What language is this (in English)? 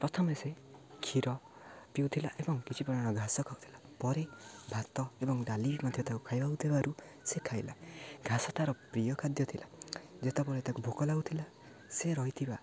Odia